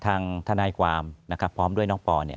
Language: Thai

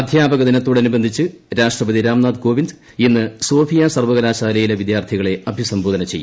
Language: Malayalam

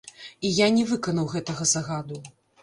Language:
Belarusian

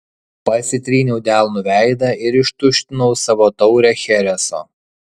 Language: Lithuanian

